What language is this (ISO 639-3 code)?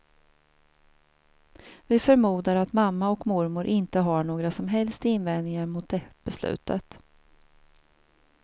swe